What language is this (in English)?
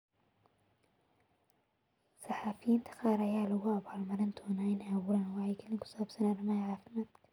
Somali